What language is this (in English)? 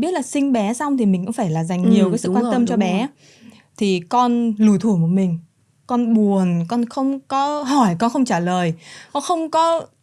Vietnamese